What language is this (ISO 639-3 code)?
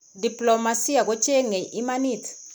kln